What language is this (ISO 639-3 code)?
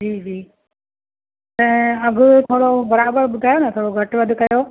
snd